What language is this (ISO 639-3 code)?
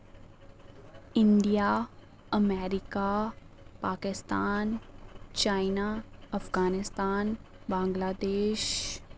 doi